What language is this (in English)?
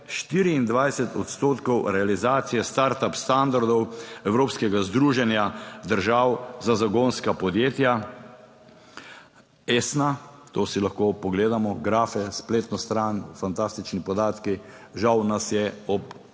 Slovenian